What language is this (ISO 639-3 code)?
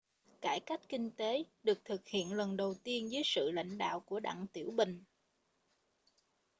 vie